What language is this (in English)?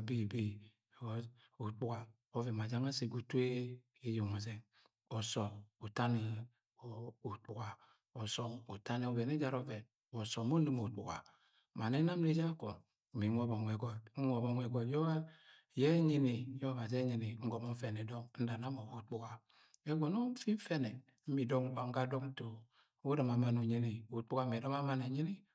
Agwagwune